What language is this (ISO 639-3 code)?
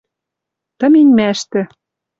mrj